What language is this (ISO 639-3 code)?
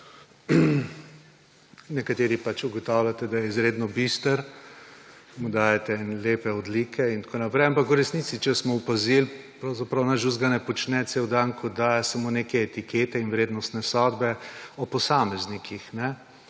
slv